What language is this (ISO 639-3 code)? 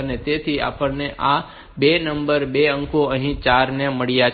guj